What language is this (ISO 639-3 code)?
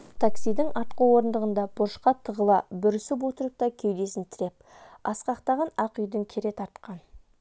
kaz